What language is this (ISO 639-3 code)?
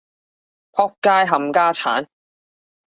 yue